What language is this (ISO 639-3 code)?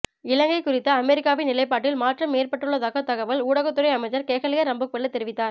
tam